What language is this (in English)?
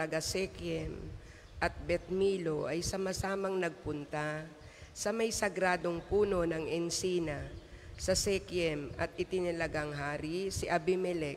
Filipino